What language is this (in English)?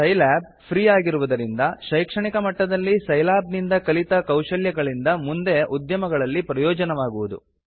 Kannada